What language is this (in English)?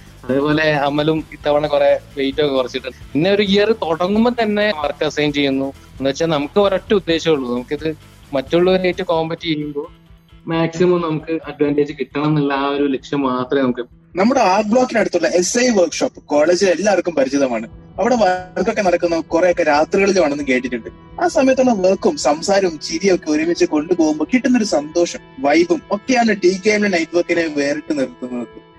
Malayalam